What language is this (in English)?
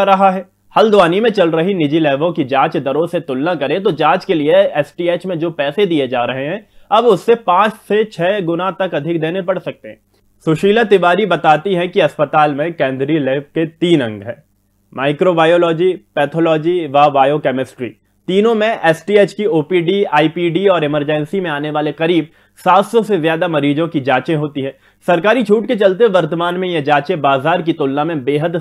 Hindi